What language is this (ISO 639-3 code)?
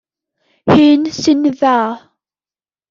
cym